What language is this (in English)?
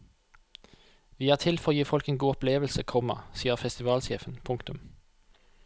Norwegian